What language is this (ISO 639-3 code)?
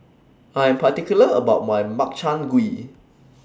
eng